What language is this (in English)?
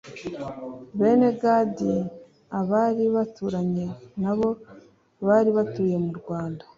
Kinyarwanda